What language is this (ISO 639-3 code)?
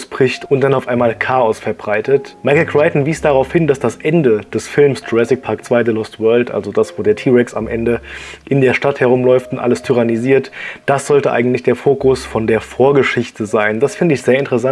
deu